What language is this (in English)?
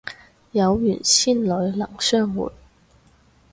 Cantonese